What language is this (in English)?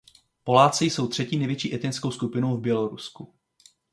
Czech